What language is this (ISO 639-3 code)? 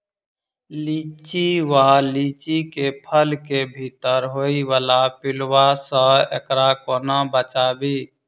mai